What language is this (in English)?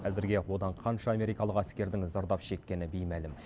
Kazakh